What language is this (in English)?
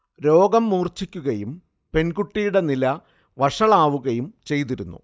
Malayalam